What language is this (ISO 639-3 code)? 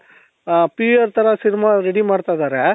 kan